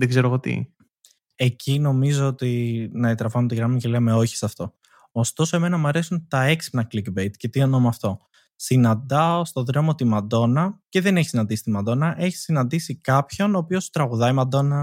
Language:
Greek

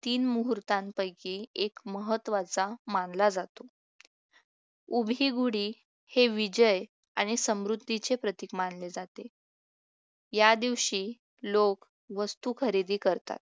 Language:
Marathi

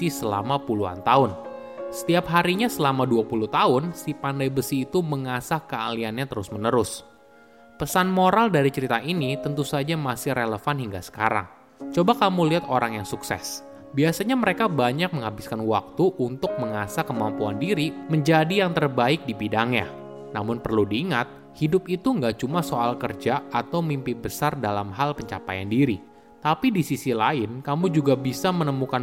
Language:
Indonesian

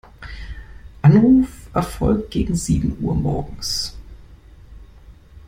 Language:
German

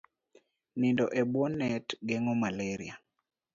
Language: Luo (Kenya and Tanzania)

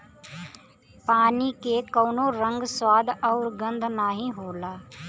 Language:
Bhojpuri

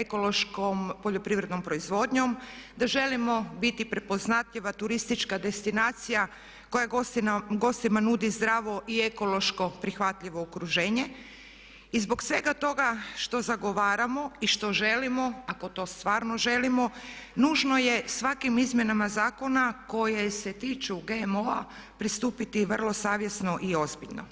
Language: Croatian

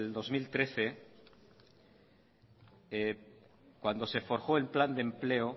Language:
Spanish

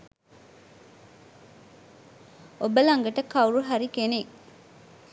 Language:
Sinhala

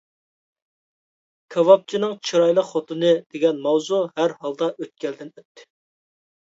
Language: Uyghur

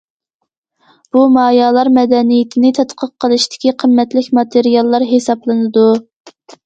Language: Uyghur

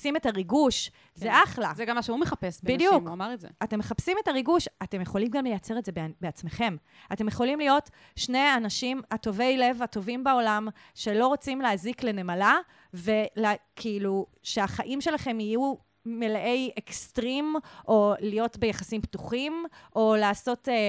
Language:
Hebrew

